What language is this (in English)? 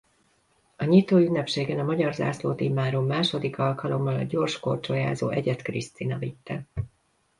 Hungarian